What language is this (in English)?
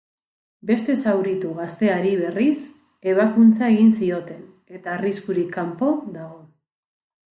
Basque